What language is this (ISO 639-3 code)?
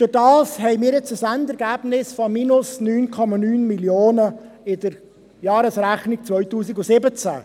gsw